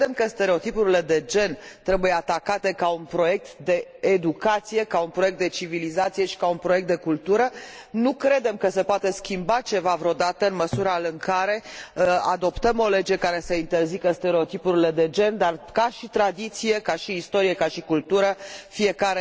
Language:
Romanian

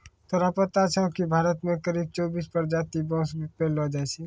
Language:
Maithili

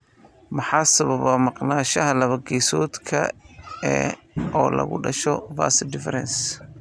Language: Somali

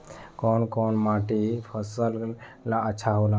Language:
Bhojpuri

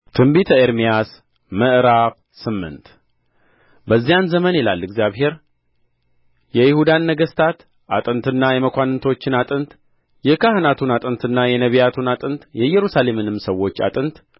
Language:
Amharic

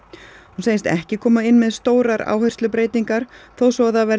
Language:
Icelandic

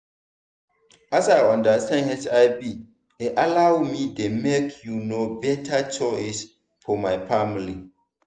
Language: Nigerian Pidgin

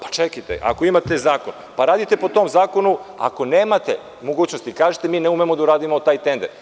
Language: Serbian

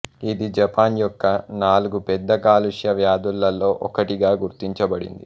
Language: Telugu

